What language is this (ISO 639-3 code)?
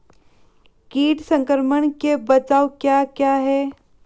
hin